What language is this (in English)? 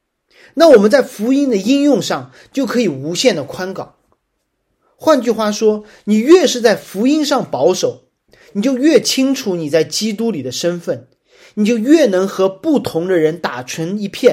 Chinese